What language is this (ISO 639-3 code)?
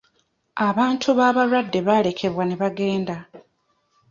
lug